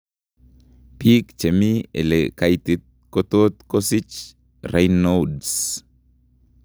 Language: Kalenjin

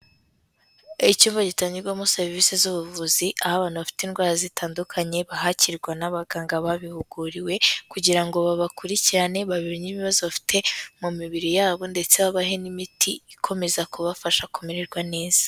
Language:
Kinyarwanda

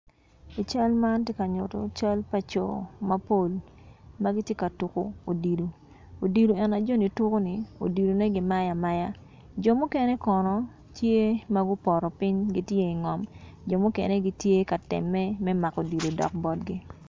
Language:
Acoli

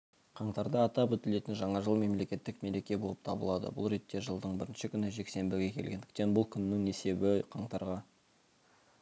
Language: Kazakh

